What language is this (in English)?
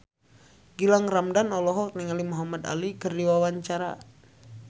Sundanese